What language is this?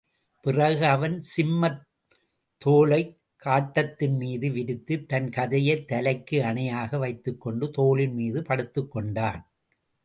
Tamil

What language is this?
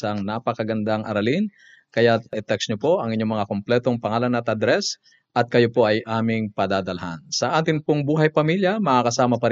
Filipino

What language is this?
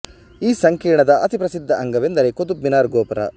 Kannada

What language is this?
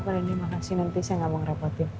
Indonesian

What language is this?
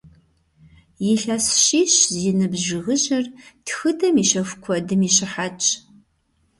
Kabardian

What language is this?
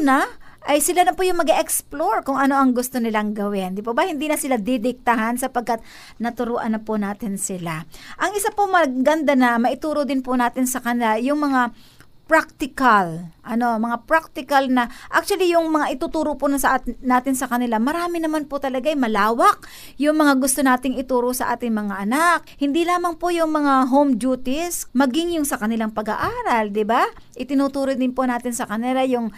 Filipino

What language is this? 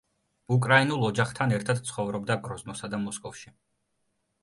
Georgian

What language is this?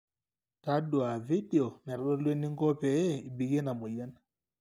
Masai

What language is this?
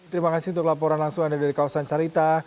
Indonesian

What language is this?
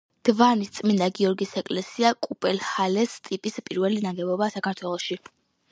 Georgian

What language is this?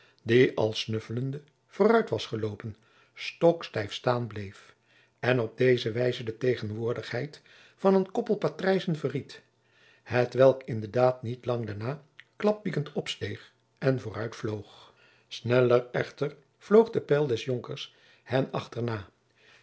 Dutch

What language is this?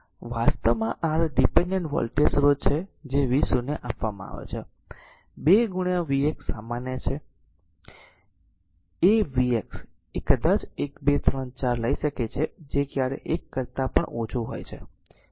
Gujarati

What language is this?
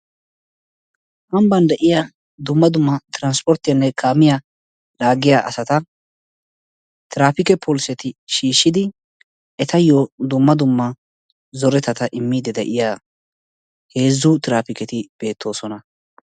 Wolaytta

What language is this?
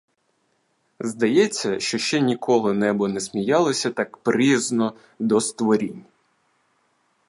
Ukrainian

